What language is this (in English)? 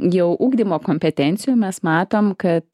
Lithuanian